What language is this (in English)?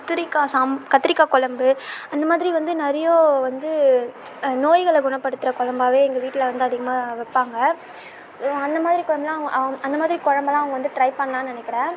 Tamil